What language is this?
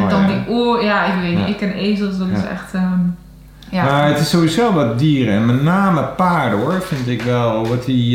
Dutch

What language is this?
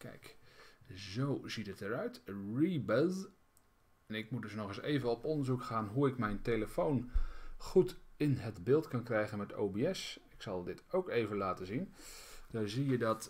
Dutch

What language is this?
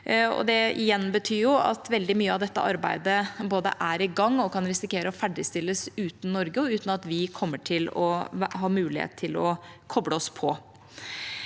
Norwegian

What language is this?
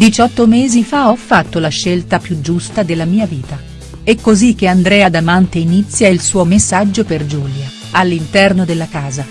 Italian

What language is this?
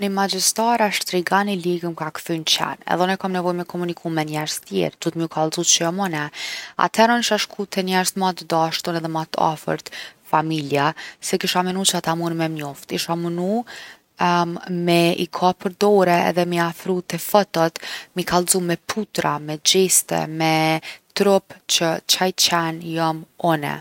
Gheg Albanian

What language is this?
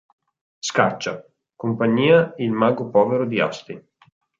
Italian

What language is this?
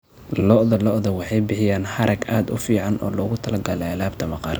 Somali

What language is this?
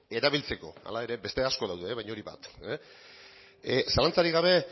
Basque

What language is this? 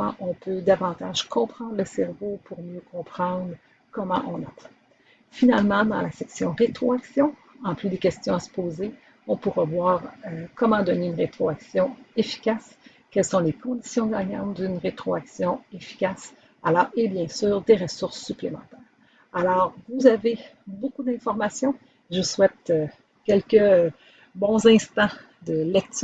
French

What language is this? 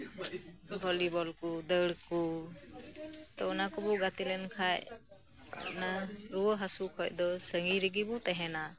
Santali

